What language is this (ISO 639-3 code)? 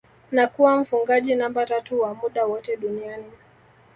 swa